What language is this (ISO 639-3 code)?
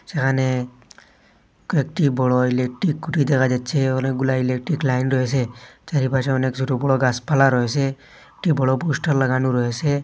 ben